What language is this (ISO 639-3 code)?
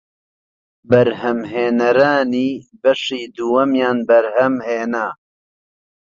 ckb